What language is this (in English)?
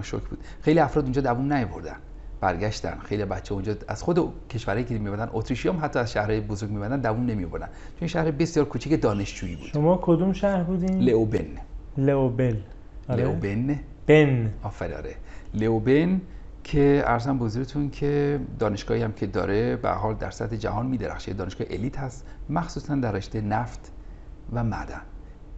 Persian